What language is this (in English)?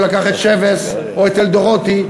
Hebrew